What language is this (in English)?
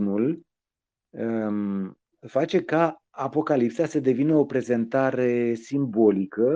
Romanian